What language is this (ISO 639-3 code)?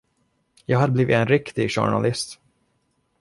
swe